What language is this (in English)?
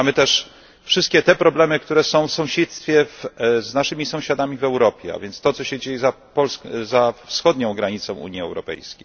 Polish